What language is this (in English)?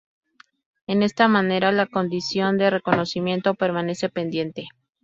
Spanish